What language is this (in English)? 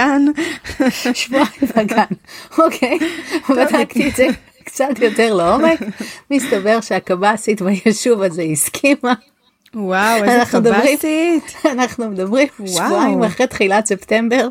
Hebrew